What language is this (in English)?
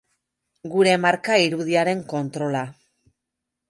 Basque